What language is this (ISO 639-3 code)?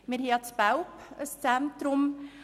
gsw